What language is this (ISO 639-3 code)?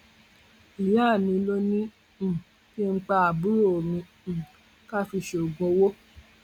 yor